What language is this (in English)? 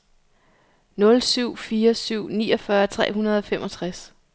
Danish